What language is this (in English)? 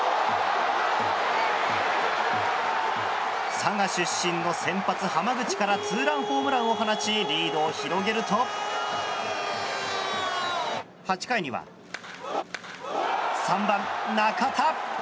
Japanese